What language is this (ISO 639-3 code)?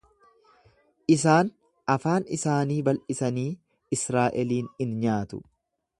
orm